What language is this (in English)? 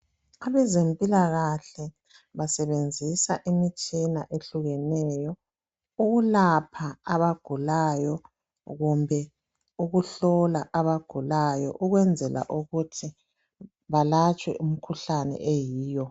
North Ndebele